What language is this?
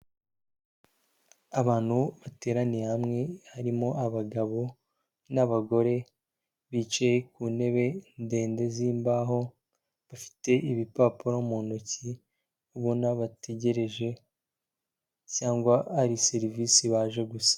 Kinyarwanda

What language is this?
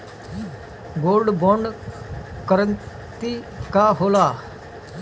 Bhojpuri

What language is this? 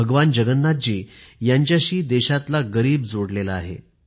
Marathi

